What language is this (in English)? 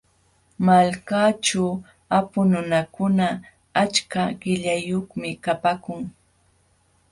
Jauja Wanca Quechua